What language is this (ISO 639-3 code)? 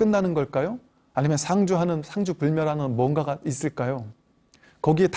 kor